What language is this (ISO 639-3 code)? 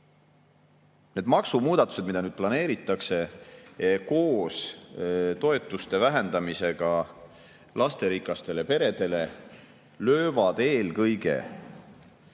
est